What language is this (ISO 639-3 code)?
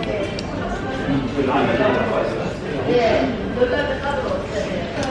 kor